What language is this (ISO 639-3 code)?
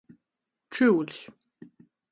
ltg